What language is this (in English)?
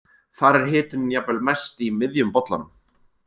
Icelandic